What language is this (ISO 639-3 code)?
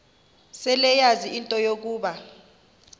xho